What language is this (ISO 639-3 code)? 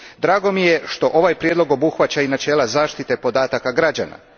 hrv